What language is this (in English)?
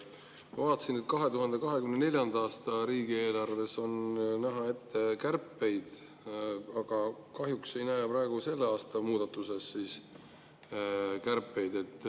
Estonian